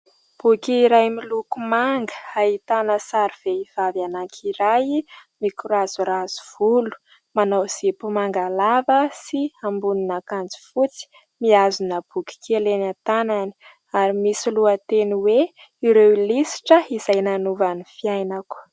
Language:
Malagasy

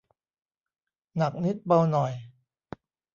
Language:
Thai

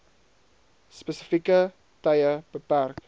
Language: Afrikaans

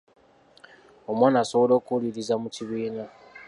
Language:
Ganda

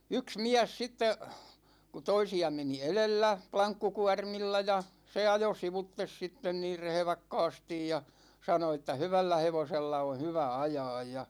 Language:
Finnish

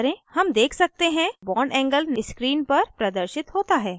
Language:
Hindi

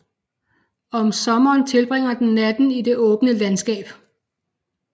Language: Danish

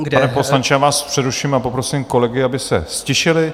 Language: Czech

